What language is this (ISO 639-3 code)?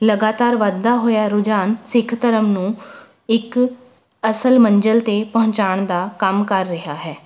pan